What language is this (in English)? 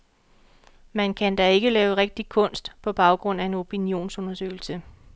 Danish